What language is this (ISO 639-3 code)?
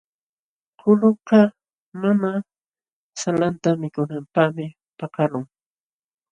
qxw